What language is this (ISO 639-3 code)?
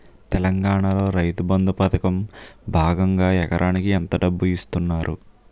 tel